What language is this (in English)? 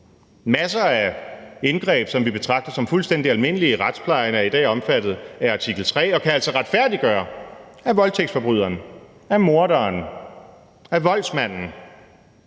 Danish